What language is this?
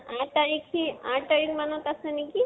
Assamese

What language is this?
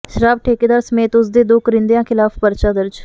Punjabi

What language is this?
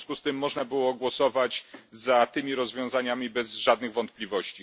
Polish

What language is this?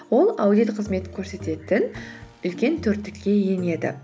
Kazakh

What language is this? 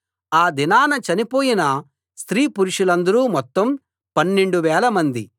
Telugu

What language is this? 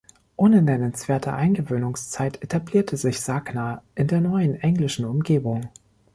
German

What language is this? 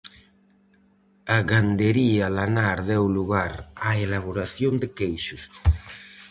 Galician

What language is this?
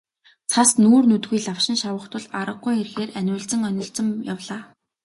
Mongolian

